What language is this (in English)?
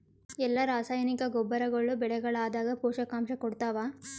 Kannada